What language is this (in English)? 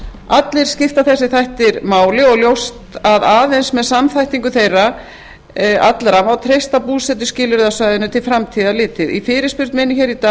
Icelandic